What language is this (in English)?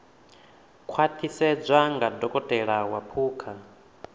Venda